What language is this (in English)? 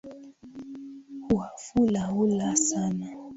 Swahili